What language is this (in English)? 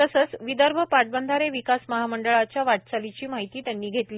Marathi